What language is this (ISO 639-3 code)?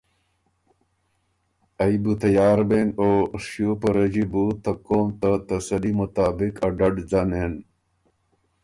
oru